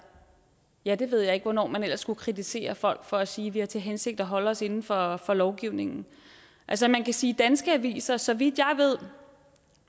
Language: Danish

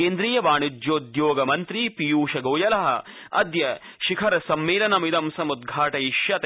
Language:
Sanskrit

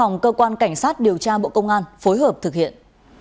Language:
Vietnamese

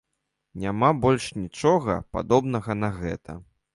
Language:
Belarusian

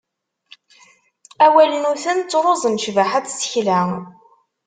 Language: Kabyle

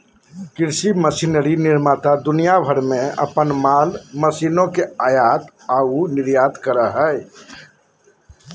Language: Magahi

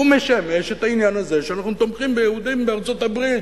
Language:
Hebrew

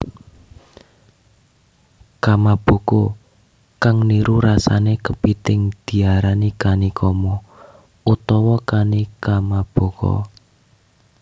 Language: Javanese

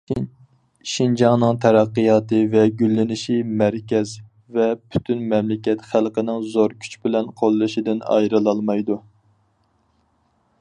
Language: Uyghur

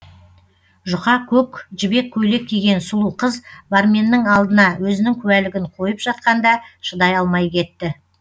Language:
Kazakh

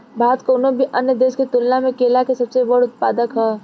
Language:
Bhojpuri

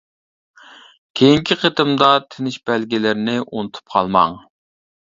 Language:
Uyghur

